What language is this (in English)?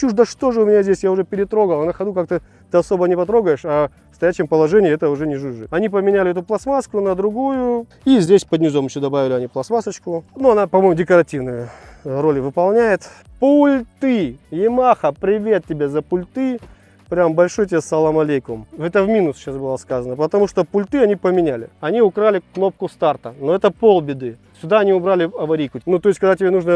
Russian